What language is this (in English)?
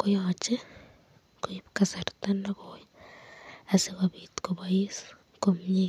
Kalenjin